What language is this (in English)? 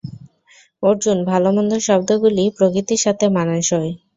Bangla